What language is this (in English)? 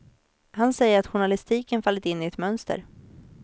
Swedish